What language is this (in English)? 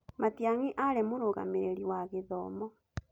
Kikuyu